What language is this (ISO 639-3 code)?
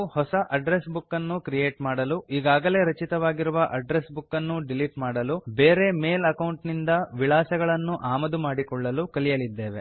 kan